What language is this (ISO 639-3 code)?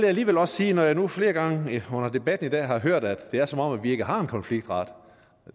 dan